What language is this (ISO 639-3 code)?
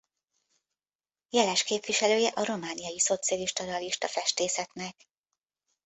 hun